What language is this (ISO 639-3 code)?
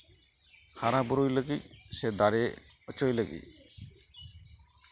sat